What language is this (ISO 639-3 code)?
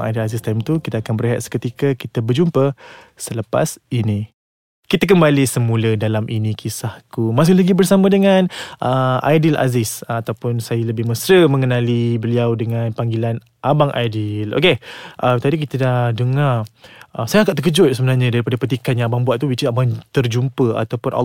msa